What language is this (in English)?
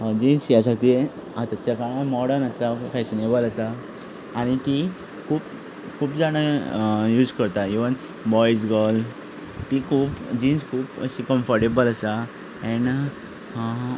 Konkani